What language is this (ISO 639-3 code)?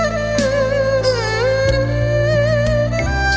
vie